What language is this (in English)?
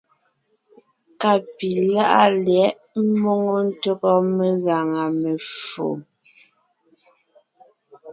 Ngiemboon